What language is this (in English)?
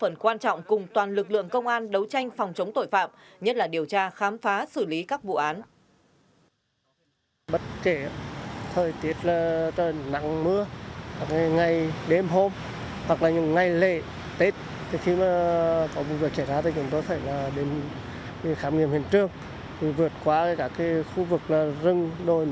Vietnamese